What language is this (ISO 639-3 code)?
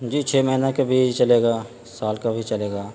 urd